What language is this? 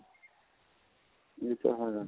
Punjabi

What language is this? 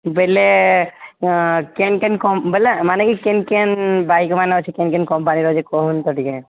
Odia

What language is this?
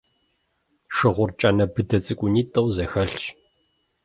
Kabardian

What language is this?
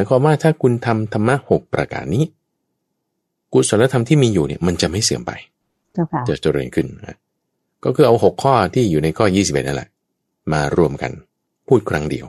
Thai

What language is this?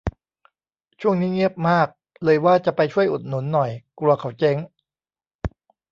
Thai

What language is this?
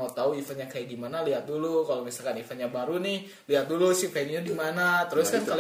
Indonesian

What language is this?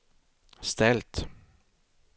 Swedish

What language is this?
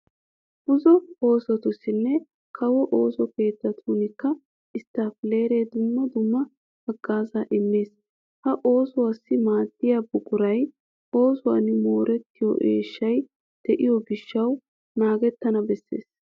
Wolaytta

